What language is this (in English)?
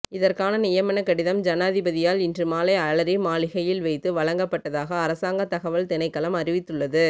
Tamil